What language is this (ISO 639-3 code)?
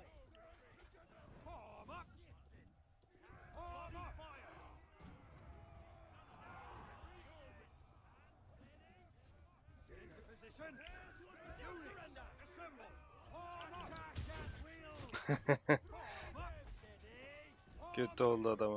tur